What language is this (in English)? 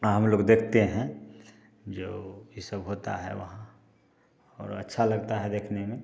Hindi